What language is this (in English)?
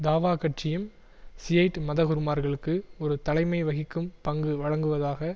Tamil